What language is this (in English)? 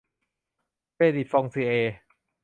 Thai